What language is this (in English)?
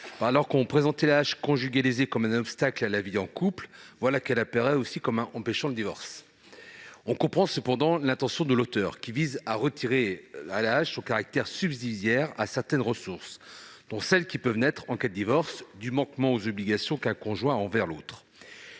French